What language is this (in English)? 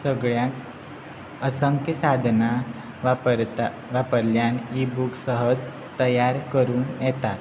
Konkani